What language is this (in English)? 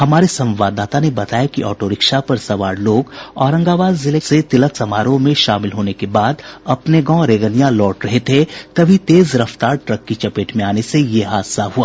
Hindi